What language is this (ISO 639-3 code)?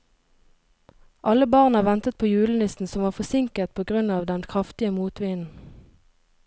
nor